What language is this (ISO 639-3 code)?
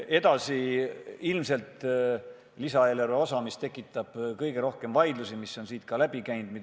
est